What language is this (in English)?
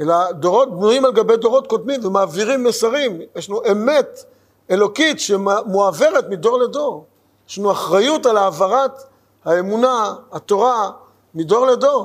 Hebrew